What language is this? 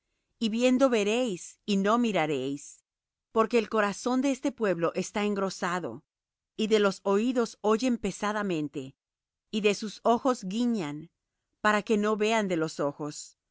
Spanish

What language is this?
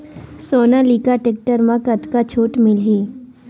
Chhattisgarhi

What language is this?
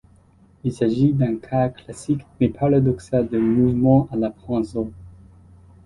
French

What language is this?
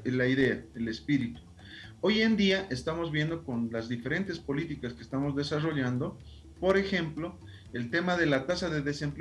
Spanish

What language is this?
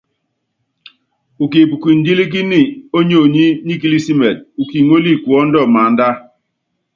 Yangben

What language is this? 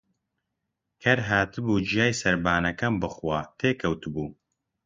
Central Kurdish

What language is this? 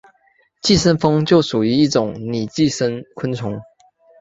Chinese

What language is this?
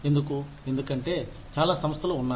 Telugu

